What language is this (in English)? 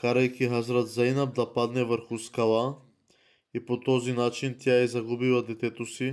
Bulgarian